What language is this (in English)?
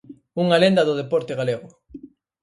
Galician